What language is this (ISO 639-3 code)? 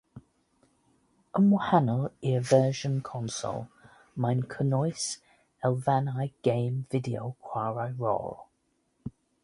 cym